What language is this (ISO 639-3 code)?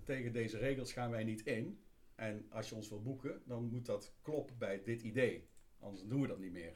nld